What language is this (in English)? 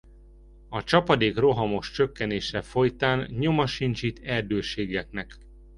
Hungarian